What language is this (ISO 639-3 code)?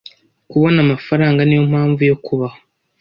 kin